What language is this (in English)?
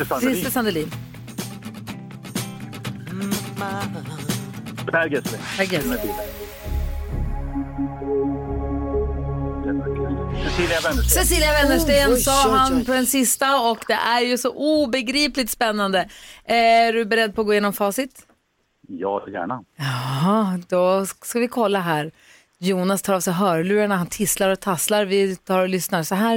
Swedish